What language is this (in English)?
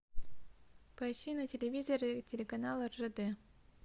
Russian